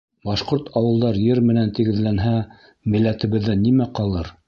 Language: Bashkir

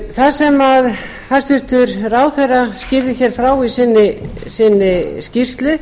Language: Icelandic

